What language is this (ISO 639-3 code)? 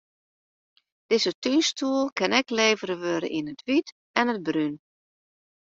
fry